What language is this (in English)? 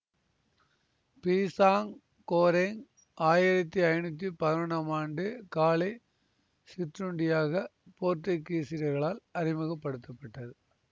Tamil